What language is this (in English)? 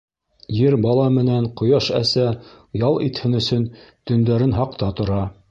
Bashkir